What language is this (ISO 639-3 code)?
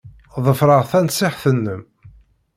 kab